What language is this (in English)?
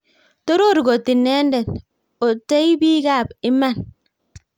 Kalenjin